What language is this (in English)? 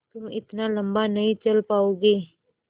Hindi